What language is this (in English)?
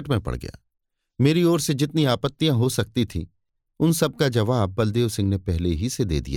Hindi